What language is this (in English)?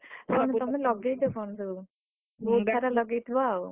Odia